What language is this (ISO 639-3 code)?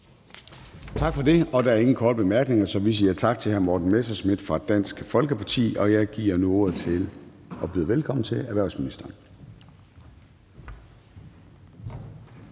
dan